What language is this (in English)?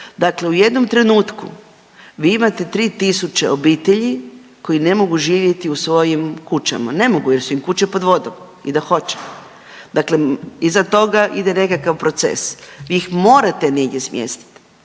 Croatian